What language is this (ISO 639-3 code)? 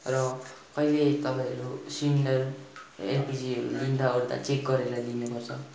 nep